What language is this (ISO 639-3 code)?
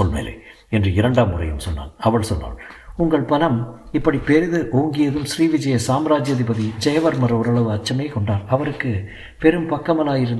tam